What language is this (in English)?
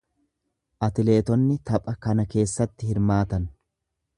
Oromo